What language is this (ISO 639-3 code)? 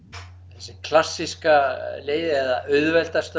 isl